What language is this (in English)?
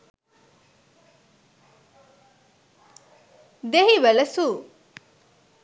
Sinhala